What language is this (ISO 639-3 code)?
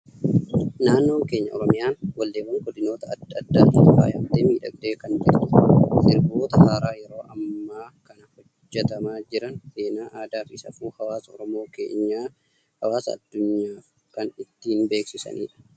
orm